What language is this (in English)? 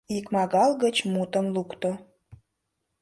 Mari